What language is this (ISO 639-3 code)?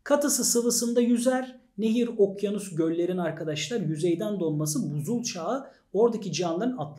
tur